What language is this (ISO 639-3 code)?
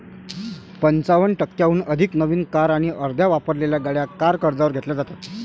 mar